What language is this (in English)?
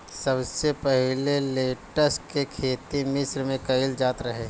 Bhojpuri